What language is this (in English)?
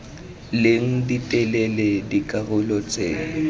Tswana